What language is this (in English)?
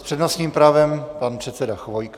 Czech